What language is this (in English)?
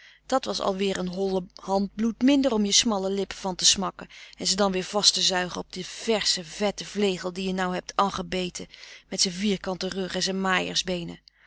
Dutch